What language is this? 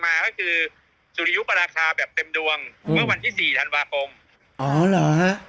Thai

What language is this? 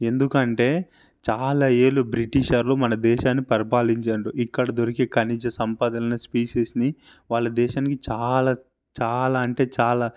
Telugu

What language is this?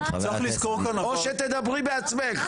Hebrew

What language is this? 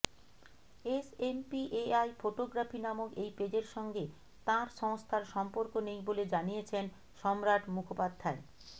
Bangla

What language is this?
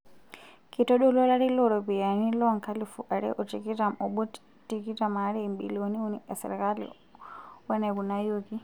Masai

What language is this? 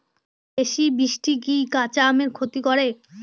Bangla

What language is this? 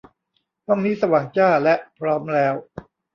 Thai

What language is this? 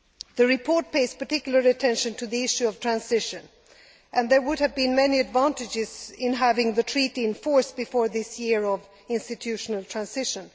English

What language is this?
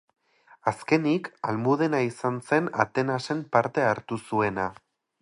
Basque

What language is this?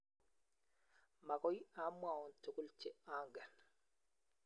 Kalenjin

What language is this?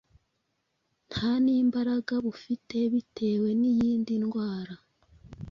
Kinyarwanda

